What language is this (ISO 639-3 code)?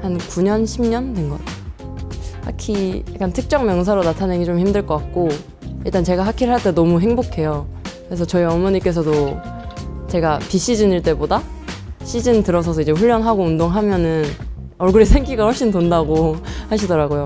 kor